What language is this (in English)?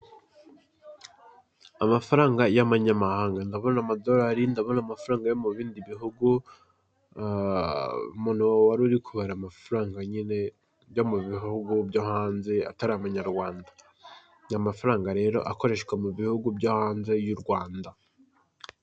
Kinyarwanda